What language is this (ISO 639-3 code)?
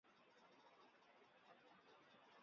zho